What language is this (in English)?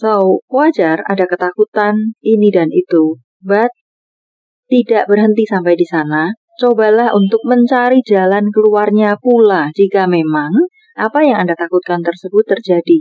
Indonesian